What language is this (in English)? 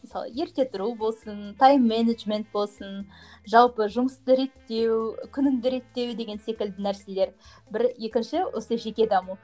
Kazakh